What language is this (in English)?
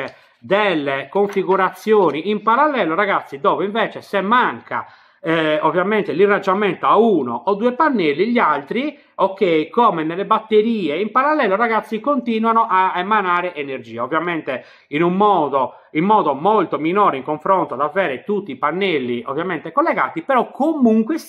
Italian